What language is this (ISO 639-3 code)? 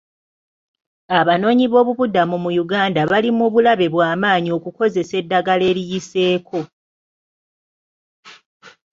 lug